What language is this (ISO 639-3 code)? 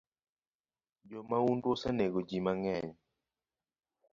luo